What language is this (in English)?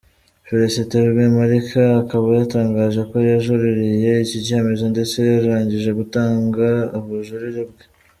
Kinyarwanda